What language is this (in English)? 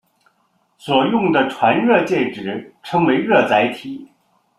Chinese